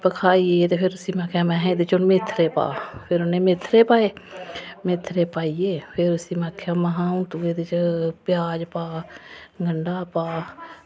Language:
Dogri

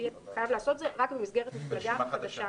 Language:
Hebrew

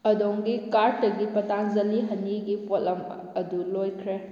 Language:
Manipuri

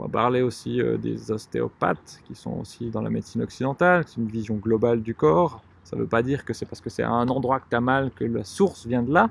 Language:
French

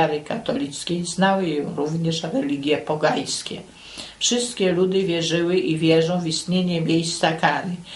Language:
Polish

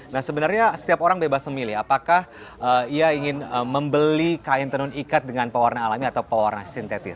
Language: Indonesian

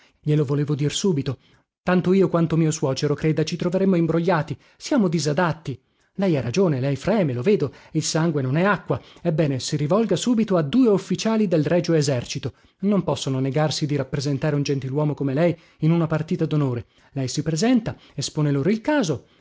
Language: Italian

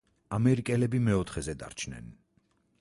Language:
Georgian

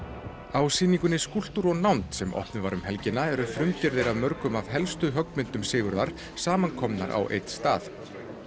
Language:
Icelandic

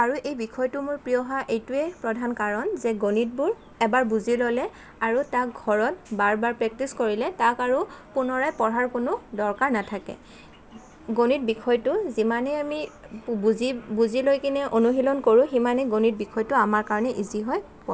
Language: Assamese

